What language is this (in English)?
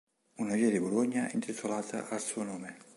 Italian